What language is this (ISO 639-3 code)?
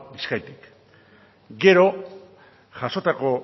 eus